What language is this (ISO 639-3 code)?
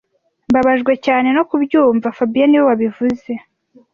kin